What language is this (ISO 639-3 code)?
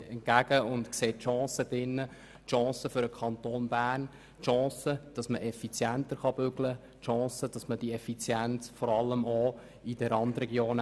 gsw